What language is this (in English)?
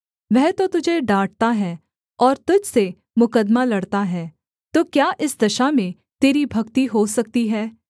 Hindi